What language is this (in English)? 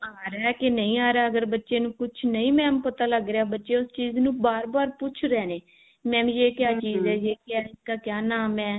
Punjabi